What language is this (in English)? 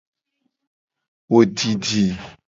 Gen